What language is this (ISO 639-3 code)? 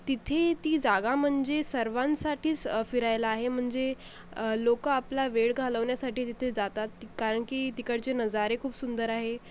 mar